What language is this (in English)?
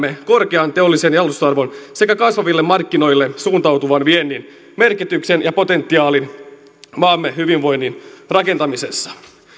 Finnish